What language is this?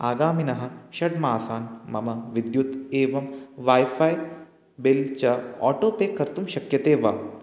Sanskrit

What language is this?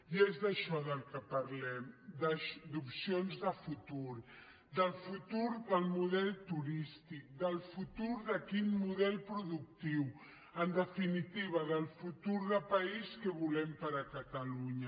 Catalan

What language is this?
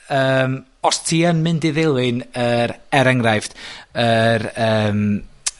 Welsh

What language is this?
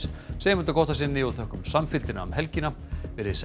Icelandic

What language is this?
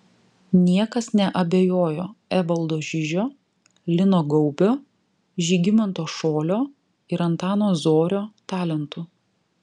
Lithuanian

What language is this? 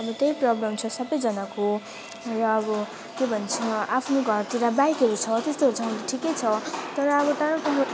Nepali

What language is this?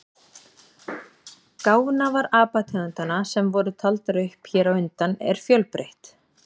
Icelandic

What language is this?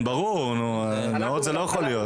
Hebrew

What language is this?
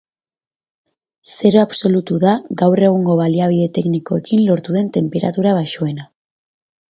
Basque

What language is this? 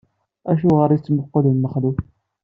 Kabyle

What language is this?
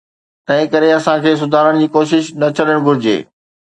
Sindhi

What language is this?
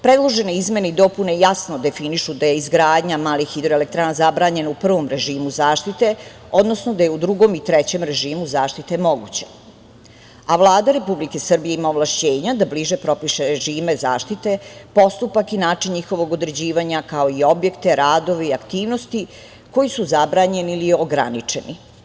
Serbian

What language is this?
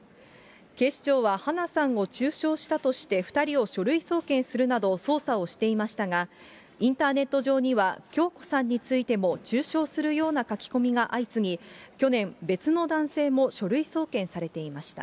Japanese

